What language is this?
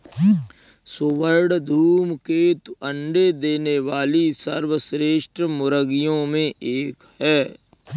Hindi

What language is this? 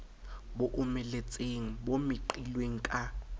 Southern Sotho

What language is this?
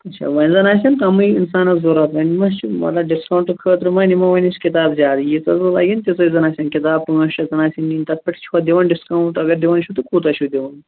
Kashmiri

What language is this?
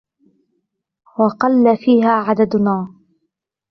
Arabic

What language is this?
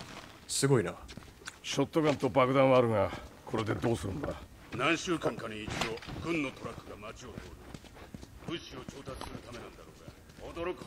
Japanese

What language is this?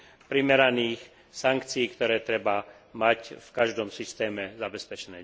Slovak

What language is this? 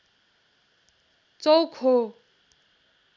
Nepali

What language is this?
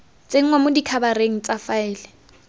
Tswana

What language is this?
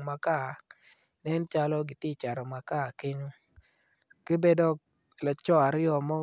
Acoli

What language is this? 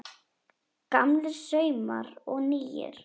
Icelandic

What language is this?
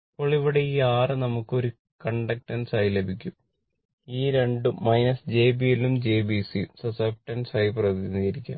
Malayalam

